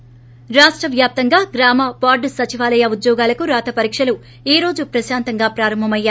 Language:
Telugu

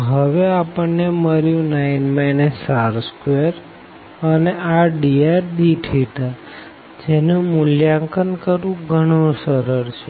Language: Gujarati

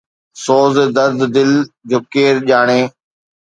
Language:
Sindhi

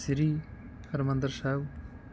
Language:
Punjabi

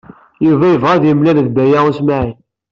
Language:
Kabyle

